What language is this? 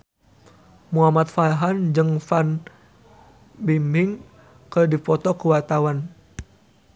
Sundanese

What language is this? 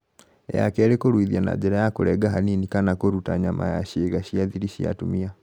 Kikuyu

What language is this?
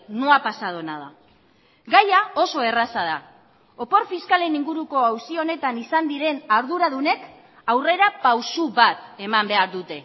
Basque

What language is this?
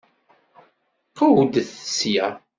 Kabyle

